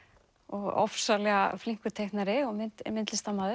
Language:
Icelandic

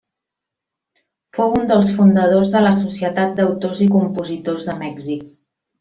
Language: Catalan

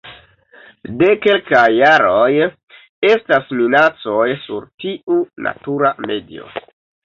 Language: Esperanto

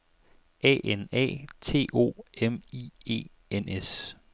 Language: Danish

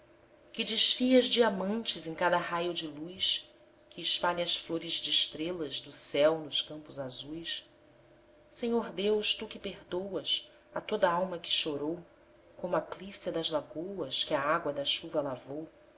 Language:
Portuguese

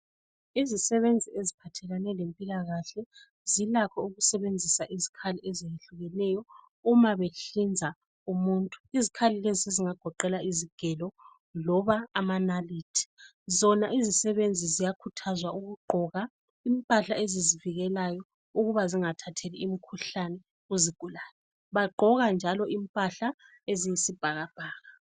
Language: North Ndebele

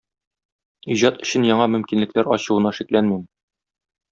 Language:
Tatar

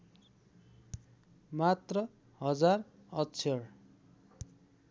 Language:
Nepali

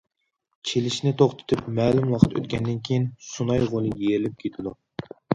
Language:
Uyghur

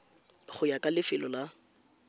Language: Tswana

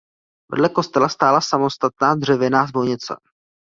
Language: Czech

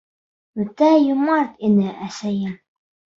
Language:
Bashkir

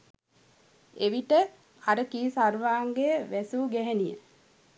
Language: Sinhala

